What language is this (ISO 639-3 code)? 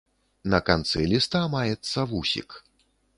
bel